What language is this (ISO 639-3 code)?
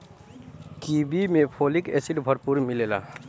bho